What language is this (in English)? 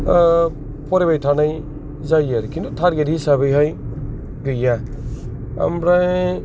Bodo